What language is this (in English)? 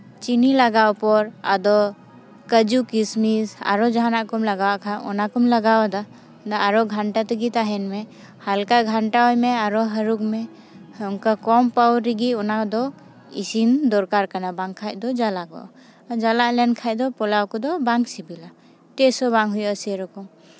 Santali